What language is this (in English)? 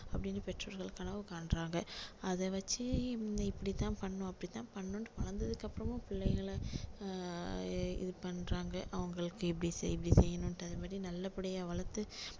Tamil